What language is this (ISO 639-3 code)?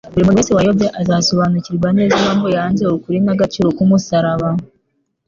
kin